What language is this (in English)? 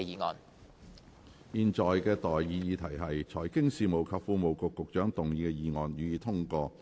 Cantonese